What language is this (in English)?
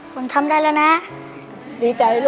Thai